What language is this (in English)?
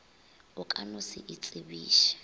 Northern Sotho